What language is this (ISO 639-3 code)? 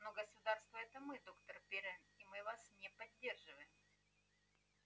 rus